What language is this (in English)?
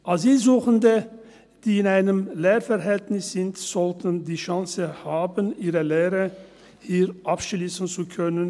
Swiss German